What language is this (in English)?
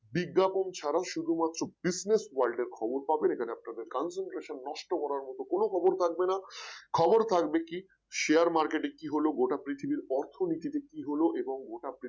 Bangla